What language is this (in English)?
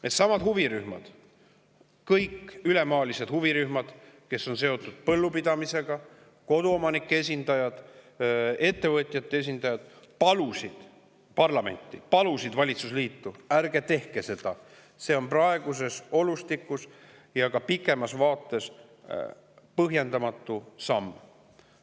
Estonian